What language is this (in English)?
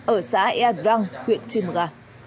Vietnamese